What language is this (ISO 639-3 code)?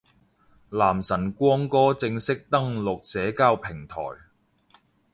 yue